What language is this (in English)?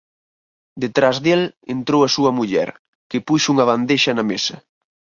Galician